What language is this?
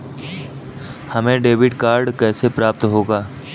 Hindi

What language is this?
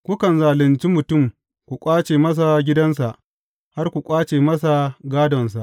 Hausa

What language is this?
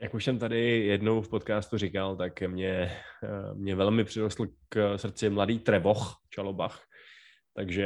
Czech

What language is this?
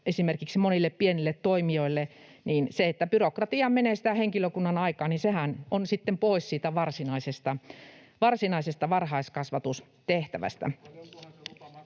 Finnish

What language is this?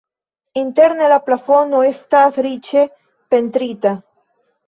Esperanto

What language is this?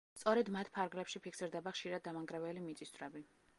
Georgian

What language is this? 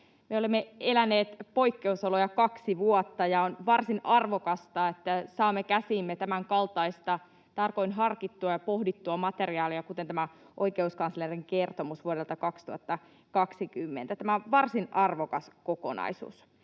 Finnish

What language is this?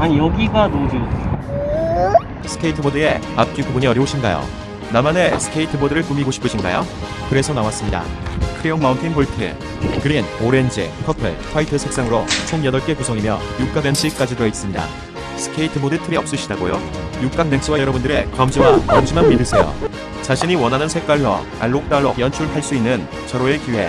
Korean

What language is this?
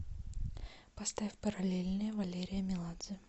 Russian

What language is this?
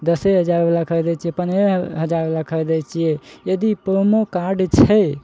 Maithili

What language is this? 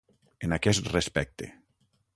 Catalan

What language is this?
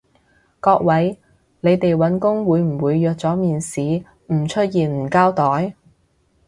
Cantonese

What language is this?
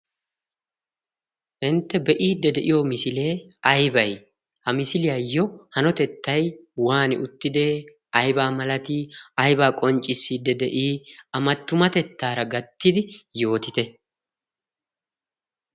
Wolaytta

